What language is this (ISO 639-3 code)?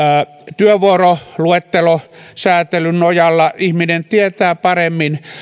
fin